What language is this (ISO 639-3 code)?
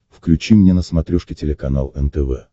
rus